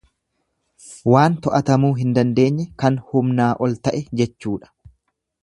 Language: Oromo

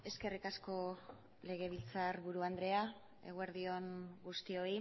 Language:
Basque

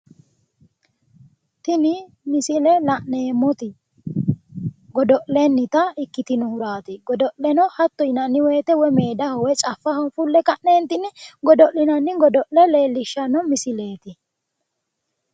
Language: Sidamo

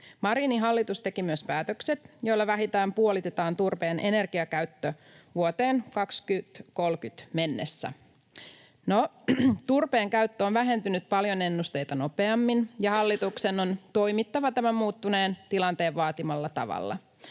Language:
Finnish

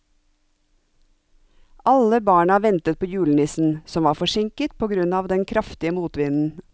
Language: Norwegian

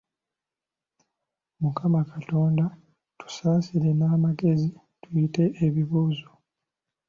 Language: Ganda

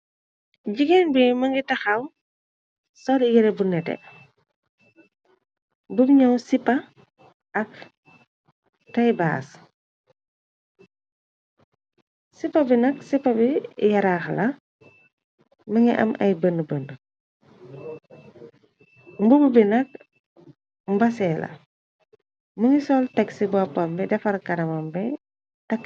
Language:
Wolof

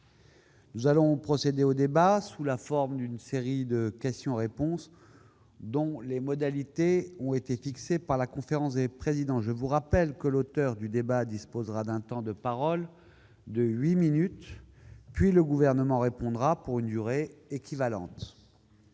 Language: French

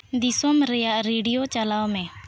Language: Santali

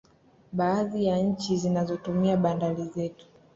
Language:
Swahili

